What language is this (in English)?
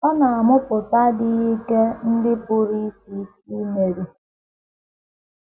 Igbo